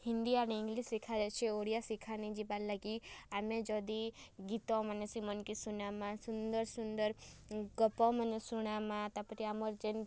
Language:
Odia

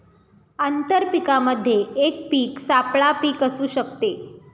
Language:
Marathi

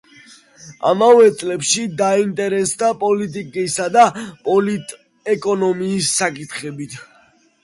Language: Georgian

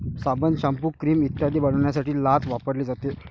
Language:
Marathi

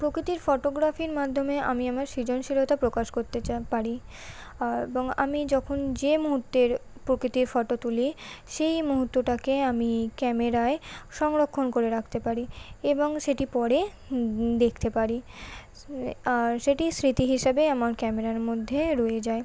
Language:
Bangla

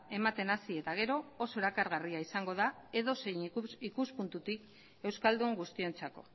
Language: Basque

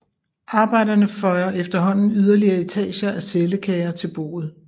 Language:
Danish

